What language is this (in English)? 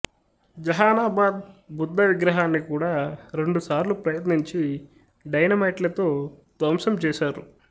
Telugu